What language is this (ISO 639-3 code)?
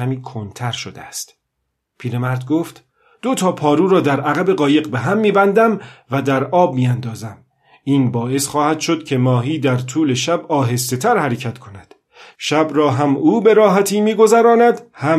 fas